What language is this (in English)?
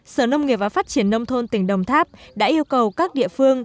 Vietnamese